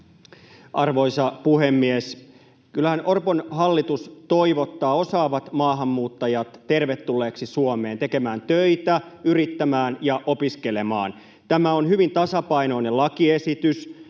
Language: Finnish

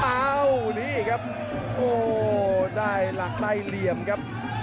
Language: Thai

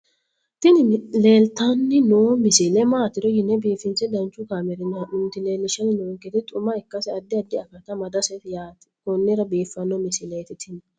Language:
Sidamo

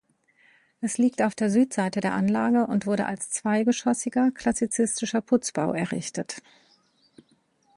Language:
German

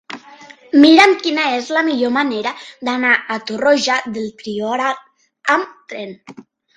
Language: Catalan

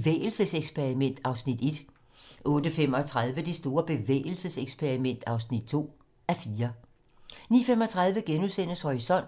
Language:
Danish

